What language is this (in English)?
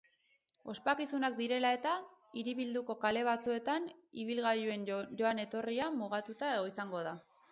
Basque